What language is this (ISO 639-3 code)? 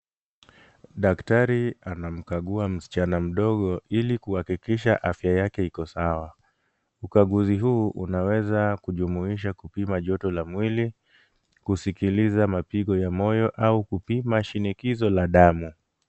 swa